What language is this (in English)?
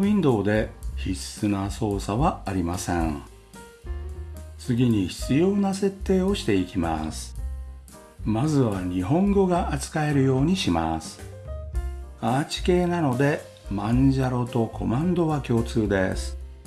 Japanese